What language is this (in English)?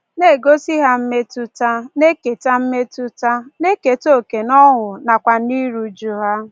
Igbo